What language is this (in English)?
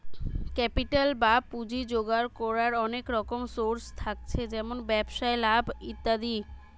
Bangla